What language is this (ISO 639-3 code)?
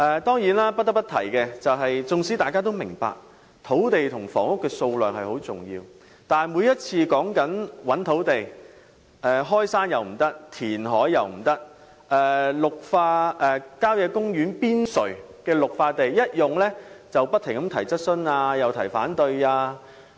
yue